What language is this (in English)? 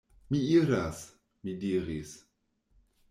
Esperanto